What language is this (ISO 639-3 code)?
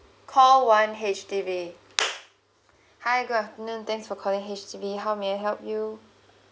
eng